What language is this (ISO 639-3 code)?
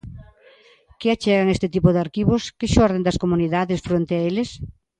glg